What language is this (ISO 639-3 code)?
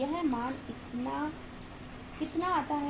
hin